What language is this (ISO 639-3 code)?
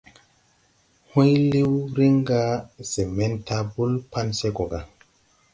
tui